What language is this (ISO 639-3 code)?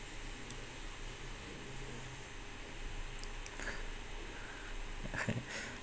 eng